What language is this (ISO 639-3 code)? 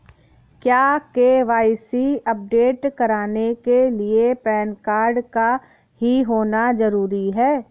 hin